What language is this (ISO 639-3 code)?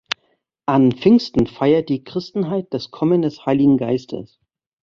deu